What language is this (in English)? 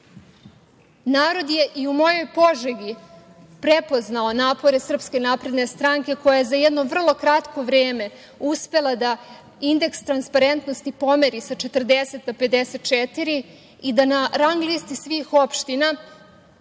Serbian